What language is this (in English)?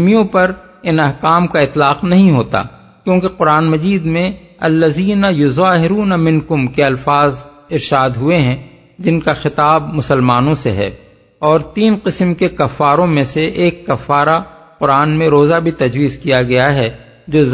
Urdu